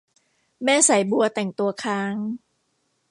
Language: Thai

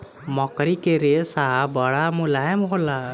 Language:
Bhojpuri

